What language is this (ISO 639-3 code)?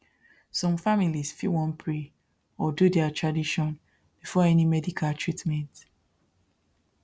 pcm